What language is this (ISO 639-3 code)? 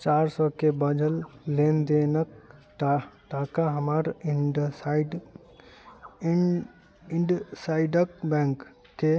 mai